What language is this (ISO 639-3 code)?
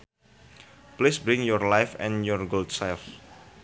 sun